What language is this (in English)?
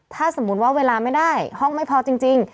Thai